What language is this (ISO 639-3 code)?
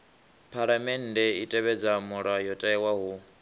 ven